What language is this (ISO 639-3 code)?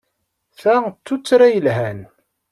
kab